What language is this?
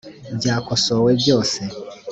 Kinyarwanda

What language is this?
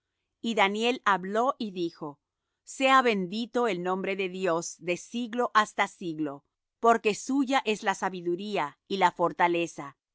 Spanish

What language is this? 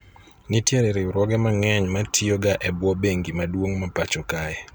Luo (Kenya and Tanzania)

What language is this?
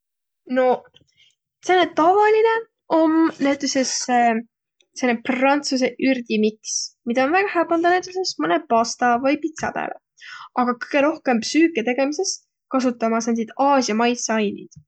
Võro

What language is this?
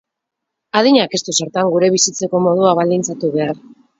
Basque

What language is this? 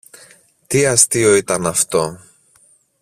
Greek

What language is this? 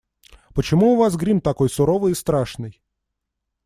Russian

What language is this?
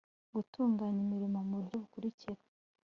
Kinyarwanda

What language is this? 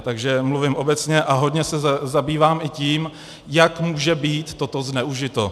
Czech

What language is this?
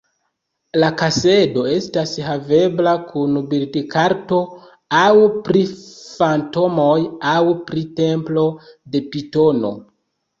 Esperanto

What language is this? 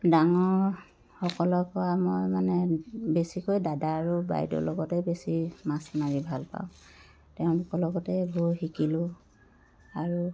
Assamese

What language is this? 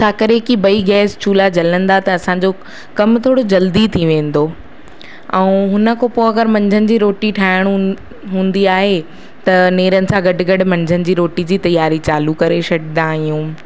Sindhi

